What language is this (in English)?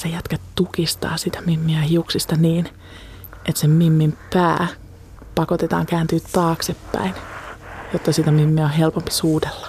Finnish